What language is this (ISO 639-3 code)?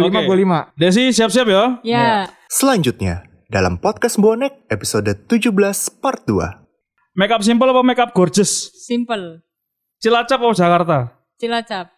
ind